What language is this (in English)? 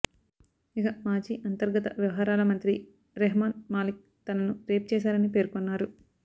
Telugu